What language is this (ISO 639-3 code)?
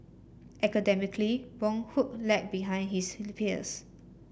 eng